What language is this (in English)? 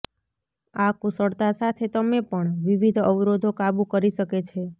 Gujarati